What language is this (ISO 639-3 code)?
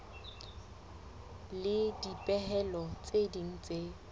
sot